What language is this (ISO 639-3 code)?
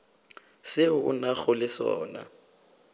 nso